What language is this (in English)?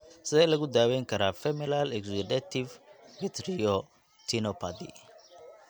Somali